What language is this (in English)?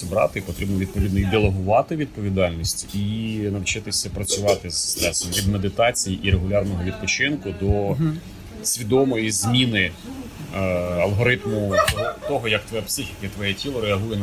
Ukrainian